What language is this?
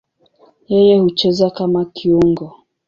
Swahili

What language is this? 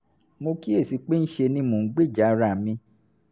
Yoruba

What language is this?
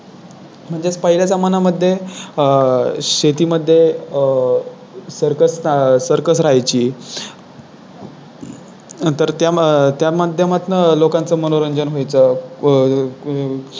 Marathi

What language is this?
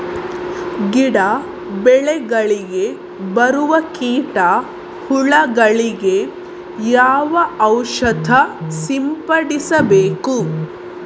Kannada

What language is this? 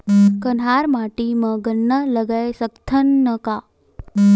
Chhattisgarhi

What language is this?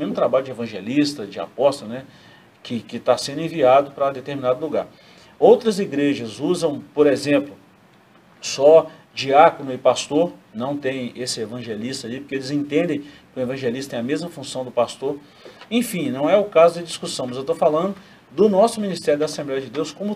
Portuguese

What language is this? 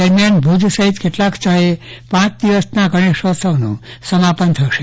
Gujarati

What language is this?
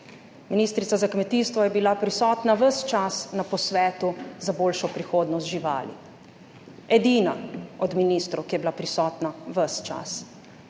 Slovenian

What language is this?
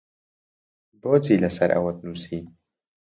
Central Kurdish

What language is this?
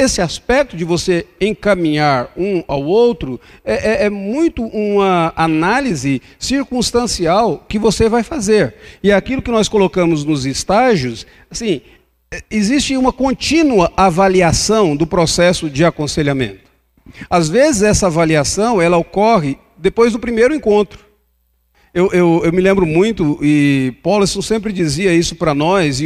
Portuguese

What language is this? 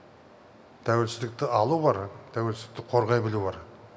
Kazakh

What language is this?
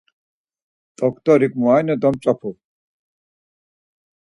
Laz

